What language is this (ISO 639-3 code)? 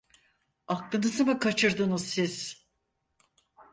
tur